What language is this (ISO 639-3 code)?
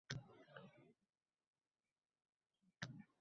uzb